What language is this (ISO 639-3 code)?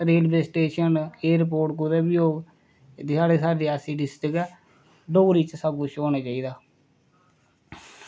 doi